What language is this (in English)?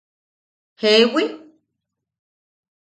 Yaqui